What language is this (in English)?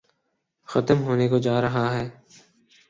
Urdu